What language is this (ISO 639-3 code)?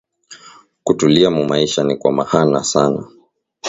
swa